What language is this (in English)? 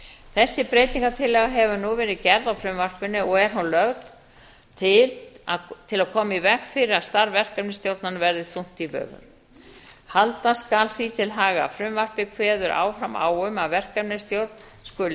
Icelandic